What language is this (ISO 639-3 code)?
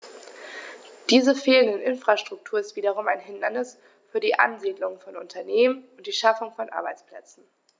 deu